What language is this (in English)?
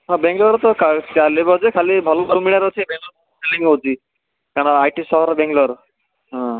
Odia